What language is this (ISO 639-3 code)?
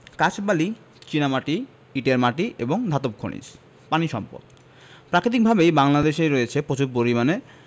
ben